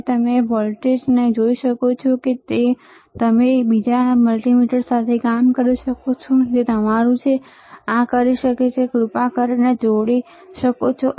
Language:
Gujarati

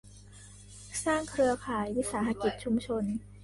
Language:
Thai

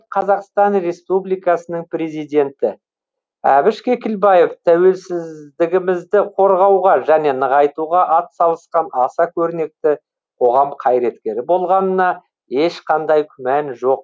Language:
Kazakh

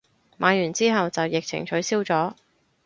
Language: Cantonese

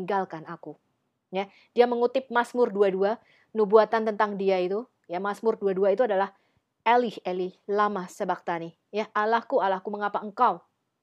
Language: Indonesian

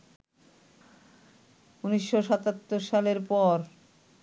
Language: Bangla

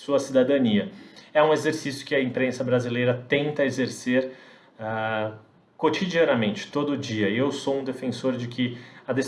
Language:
Portuguese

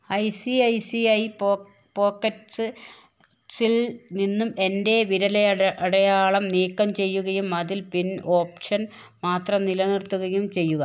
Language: Malayalam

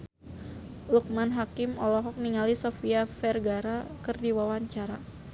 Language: Sundanese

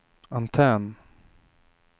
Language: Swedish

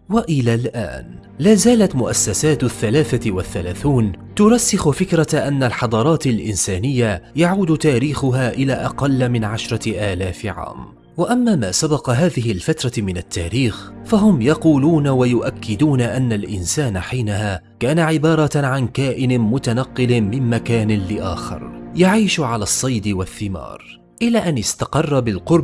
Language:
Arabic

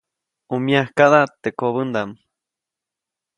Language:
Copainalá Zoque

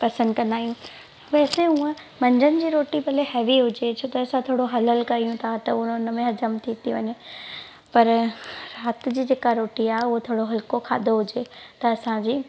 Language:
Sindhi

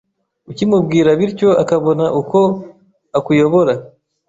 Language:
Kinyarwanda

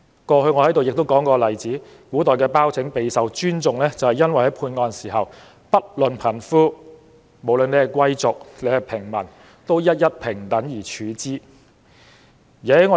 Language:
Cantonese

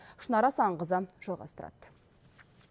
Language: Kazakh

